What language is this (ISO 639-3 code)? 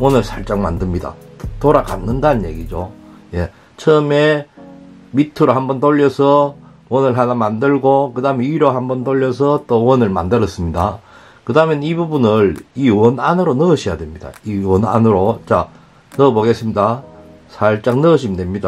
kor